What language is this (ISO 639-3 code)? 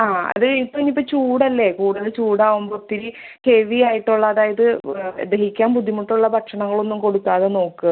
mal